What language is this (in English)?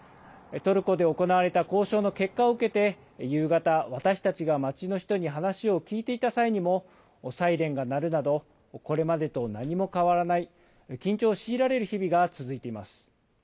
Japanese